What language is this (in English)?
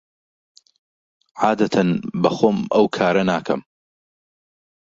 Central Kurdish